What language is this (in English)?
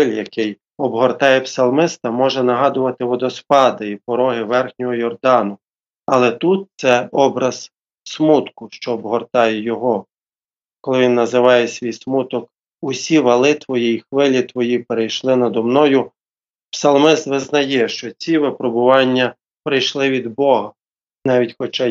Ukrainian